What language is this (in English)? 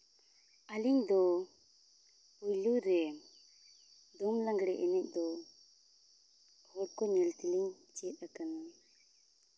Santali